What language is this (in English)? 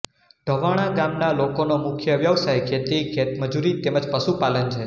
Gujarati